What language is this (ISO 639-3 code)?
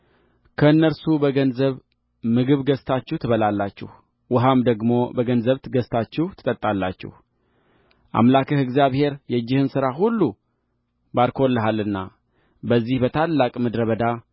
amh